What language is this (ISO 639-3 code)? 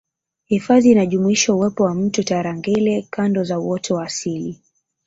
swa